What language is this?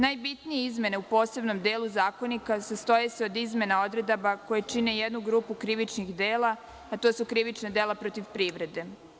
Serbian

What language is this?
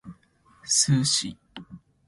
Japanese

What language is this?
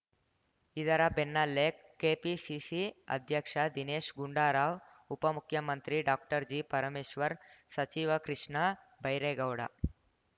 Kannada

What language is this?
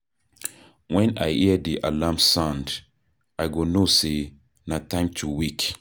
Nigerian Pidgin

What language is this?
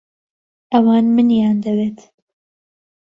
Central Kurdish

